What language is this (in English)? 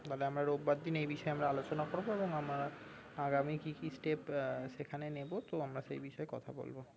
Bangla